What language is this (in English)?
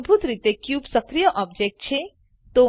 Gujarati